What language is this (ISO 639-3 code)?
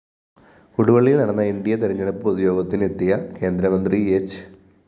mal